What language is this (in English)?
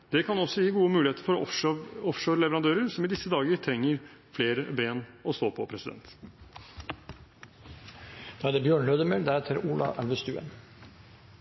Norwegian